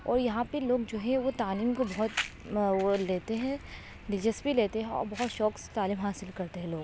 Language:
Urdu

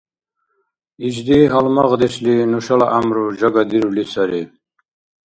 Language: Dargwa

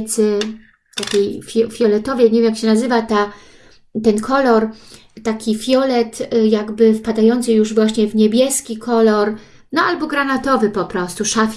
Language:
Polish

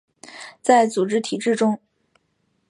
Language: Chinese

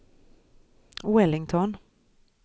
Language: Swedish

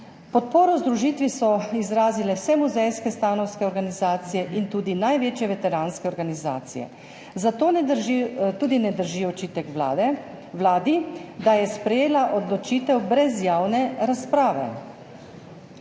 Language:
Slovenian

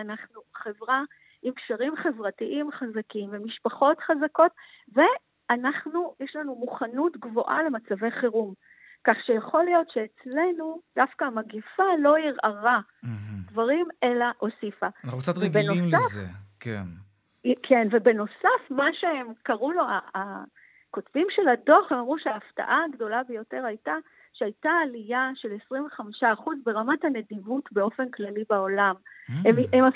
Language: Hebrew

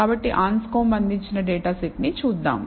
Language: Telugu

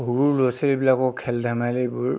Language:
Assamese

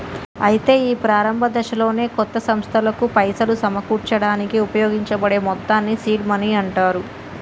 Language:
Telugu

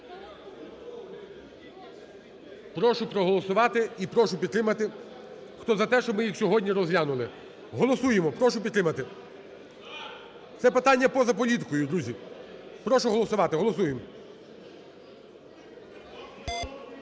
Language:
Ukrainian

